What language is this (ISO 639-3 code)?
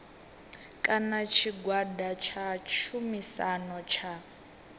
ven